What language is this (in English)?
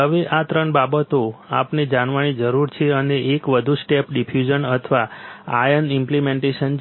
Gujarati